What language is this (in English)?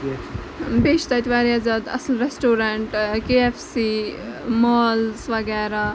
Kashmiri